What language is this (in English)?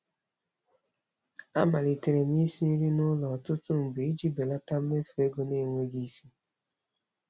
Igbo